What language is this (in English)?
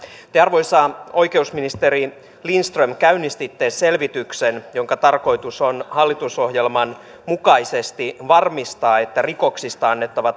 Finnish